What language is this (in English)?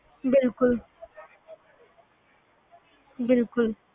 Punjabi